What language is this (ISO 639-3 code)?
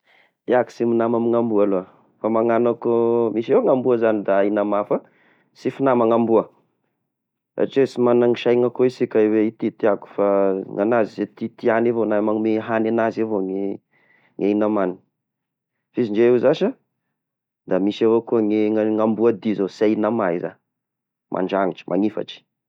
tkg